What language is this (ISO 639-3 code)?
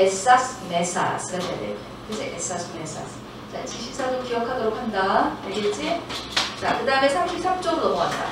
kor